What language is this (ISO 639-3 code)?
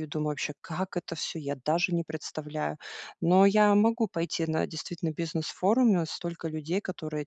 rus